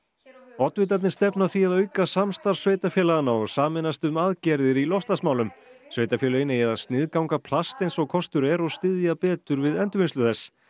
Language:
Icelandic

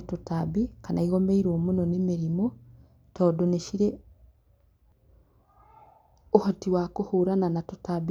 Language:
Kikuyu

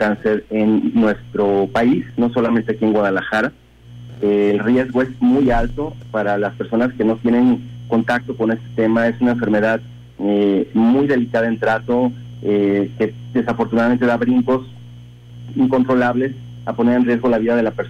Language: Spanish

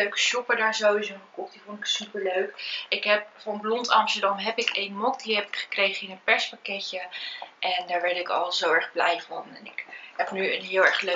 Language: Dutch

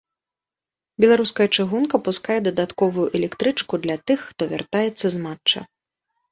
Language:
Belarusian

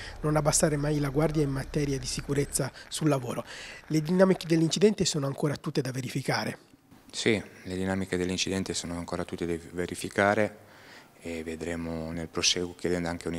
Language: Italian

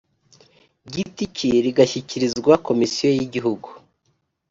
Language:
Kinyarwanda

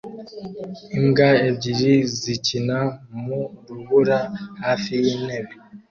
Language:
Kinyarwanda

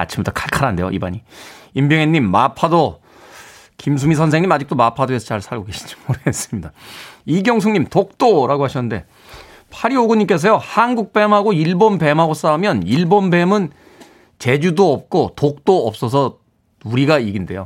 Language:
Korean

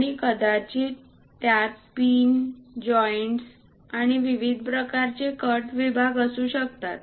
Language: Marathi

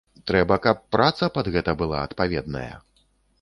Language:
Belarusian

